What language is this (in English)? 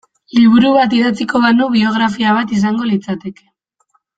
Basque